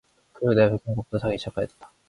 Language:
Korean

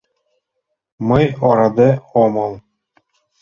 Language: Mari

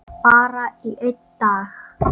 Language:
Icelandic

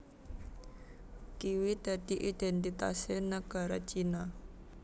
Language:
Javanese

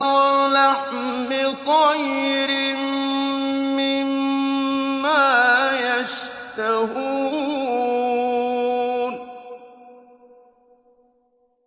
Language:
Arabic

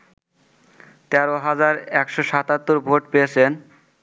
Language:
Bangla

